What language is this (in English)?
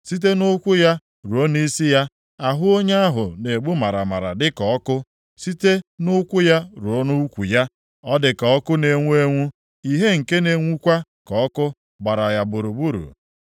Igbo